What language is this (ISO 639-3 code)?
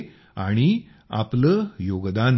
mar